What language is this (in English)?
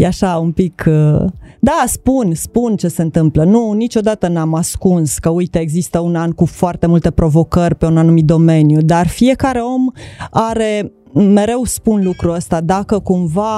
Romanian